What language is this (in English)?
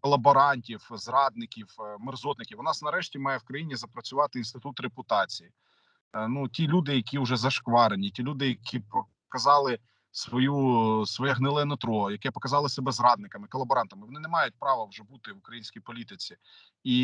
Ukrainian